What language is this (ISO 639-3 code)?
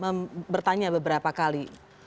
ind